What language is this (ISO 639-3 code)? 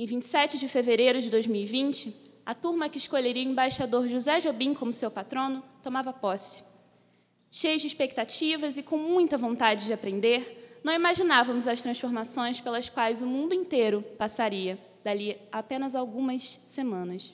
por